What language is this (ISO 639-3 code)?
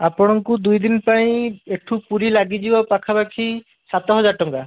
ori